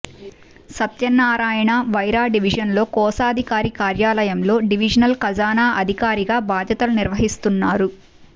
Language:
Telugu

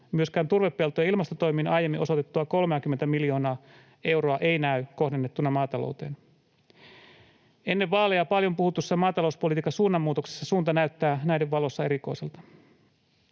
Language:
Finnish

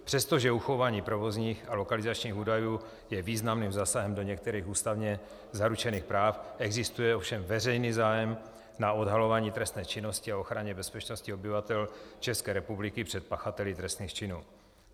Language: Czech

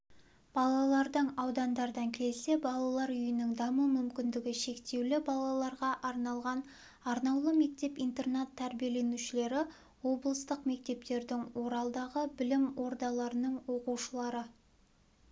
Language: Kazakh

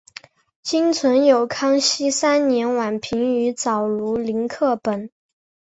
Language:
Chinese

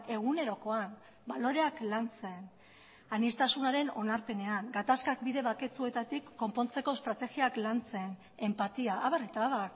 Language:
Basque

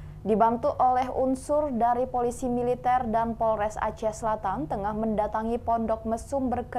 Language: Indonesian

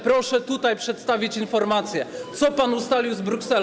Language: Polish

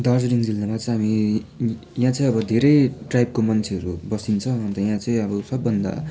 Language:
Nepali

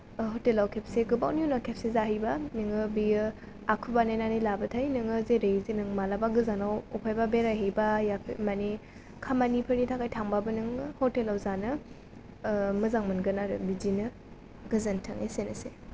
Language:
Bodo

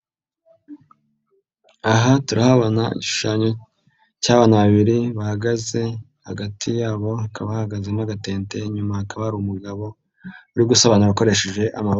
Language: Kinyarwanda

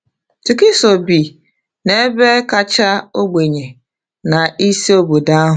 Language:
Igbo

